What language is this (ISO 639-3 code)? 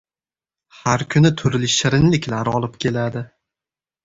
uzb